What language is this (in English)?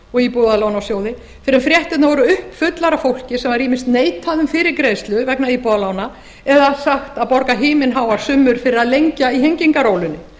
Icelandic